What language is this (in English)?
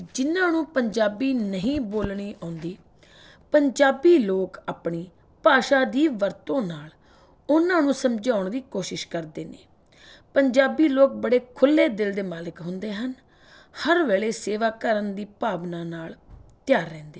Punjabi